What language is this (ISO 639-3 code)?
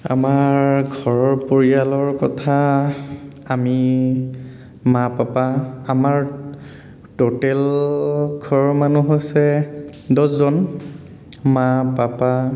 asm